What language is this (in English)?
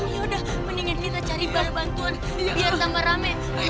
Indonesian